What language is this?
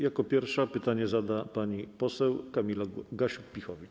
Polish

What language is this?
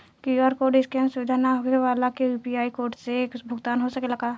Bhojpuri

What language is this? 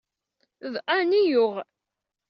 Kabyle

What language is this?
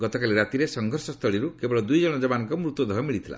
Odia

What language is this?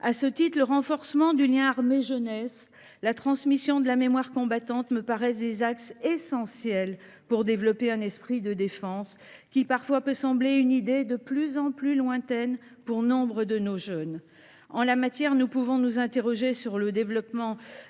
French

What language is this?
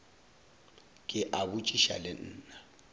Northern Sotho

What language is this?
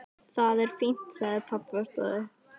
Icelandic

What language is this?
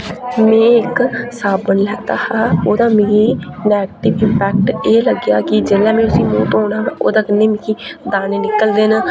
Dogri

